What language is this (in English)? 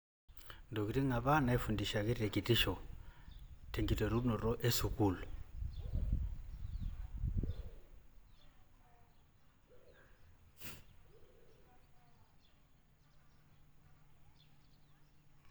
Masai